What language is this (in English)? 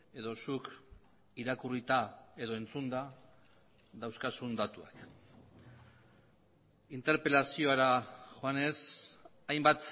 Basque